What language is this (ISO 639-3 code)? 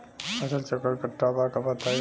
bho